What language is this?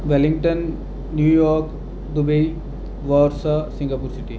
Dogri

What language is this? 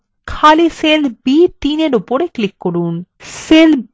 Bangla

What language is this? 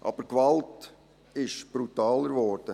Swiss German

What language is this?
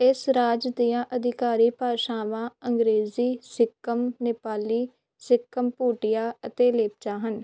Punjabi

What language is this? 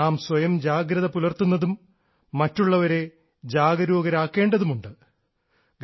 Malayalam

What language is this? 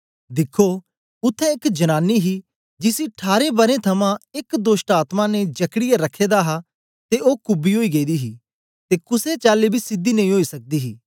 Dogri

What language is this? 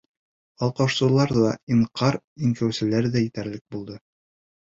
Bashkir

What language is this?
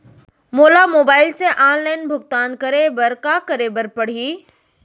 Chhattisgarhi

